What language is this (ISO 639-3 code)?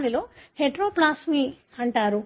tel